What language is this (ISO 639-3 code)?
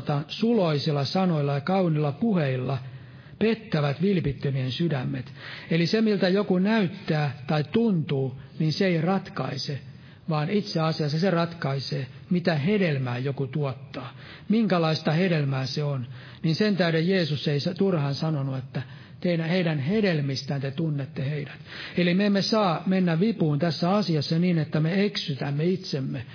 fin